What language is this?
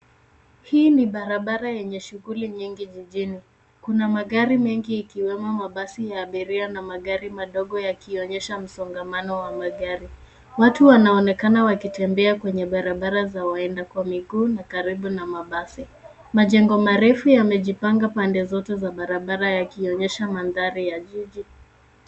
Swahili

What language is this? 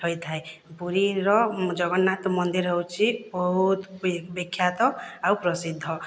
Odia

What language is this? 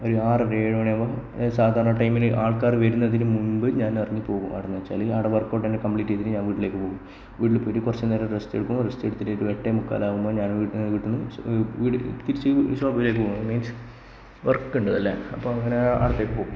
Malayalam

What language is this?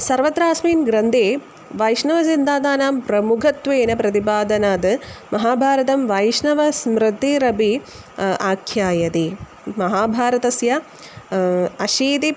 Sanskrit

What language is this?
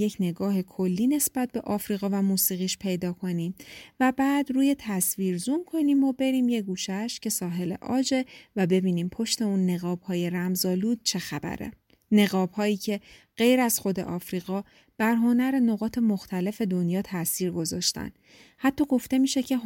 Persian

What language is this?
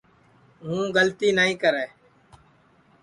Sansi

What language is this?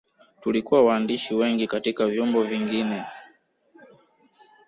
Swahili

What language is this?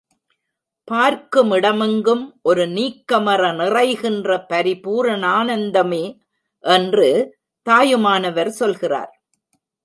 Tamil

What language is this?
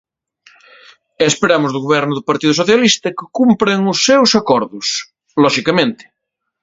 Galician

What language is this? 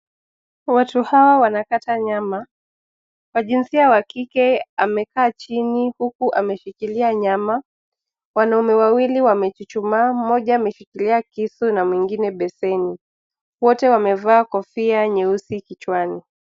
Swahili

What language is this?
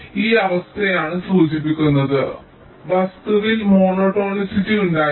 Malayalam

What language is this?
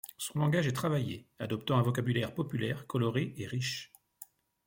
French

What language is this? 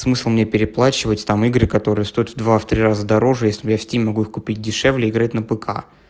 Russian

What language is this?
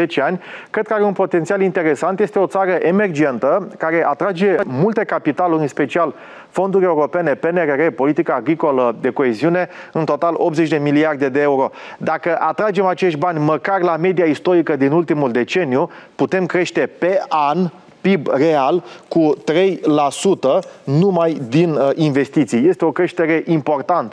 Romanian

